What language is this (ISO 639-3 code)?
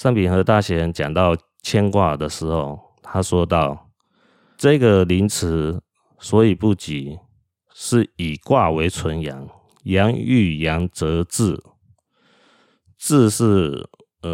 zho